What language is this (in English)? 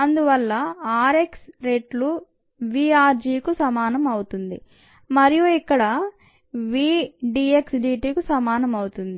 Telugu